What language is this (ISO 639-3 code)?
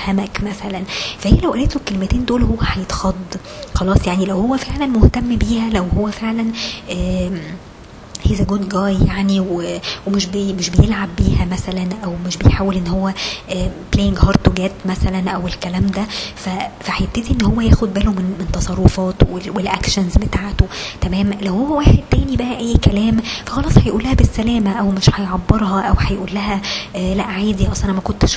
ara